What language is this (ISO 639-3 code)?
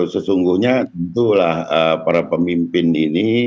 ind